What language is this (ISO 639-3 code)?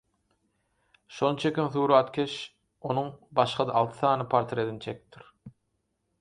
tuk